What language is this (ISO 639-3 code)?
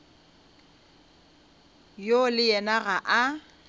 nso